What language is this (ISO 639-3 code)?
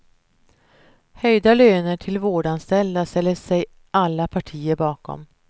swe